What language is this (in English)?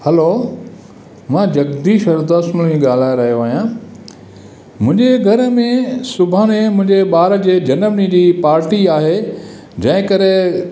Sindhi